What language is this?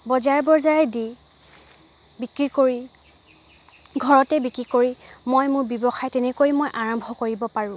Assamese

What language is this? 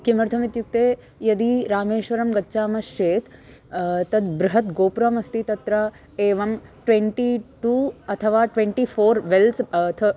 Sanskrit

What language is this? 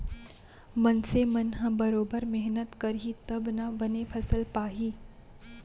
Chhattisgarhi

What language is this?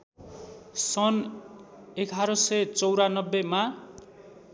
Nepali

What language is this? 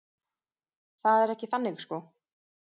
Icelandic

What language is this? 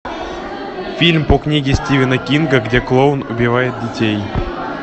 Russian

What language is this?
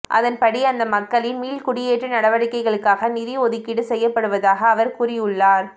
Tamil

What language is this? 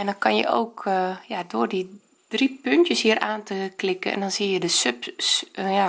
Dutch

